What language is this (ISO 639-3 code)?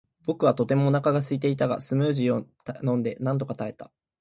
jpn